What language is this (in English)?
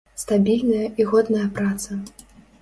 Belarusian